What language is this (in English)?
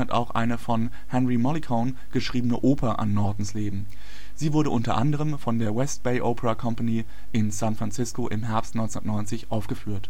German